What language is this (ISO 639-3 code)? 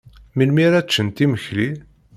kab